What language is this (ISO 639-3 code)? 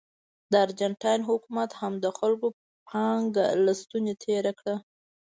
pus